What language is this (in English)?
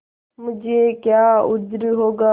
Hindi